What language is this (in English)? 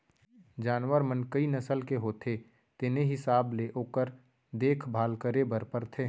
Chhattisgarhi